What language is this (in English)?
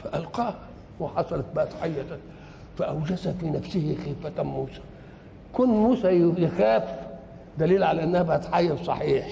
Arabic